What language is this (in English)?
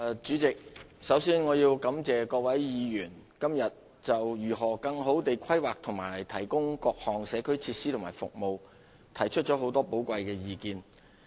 Cantonese